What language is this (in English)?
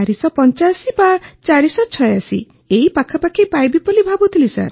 Odia